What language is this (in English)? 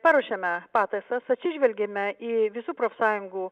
Lithuanian